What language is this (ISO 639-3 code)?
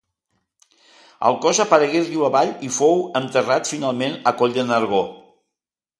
cat